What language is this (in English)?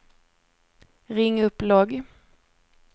Swedish